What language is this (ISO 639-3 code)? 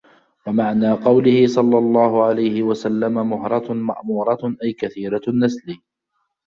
ara